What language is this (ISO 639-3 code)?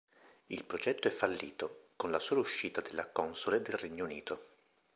ita